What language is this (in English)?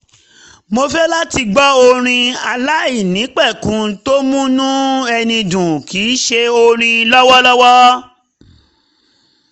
Yoruba